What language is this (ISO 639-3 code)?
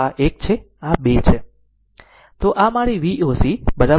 guj